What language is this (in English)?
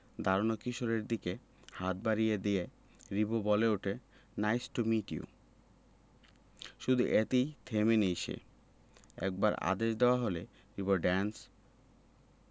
Bangla